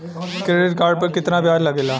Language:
Bhojpuri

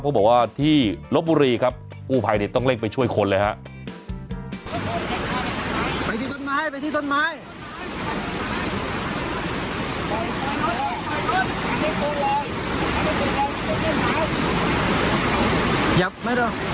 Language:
Thai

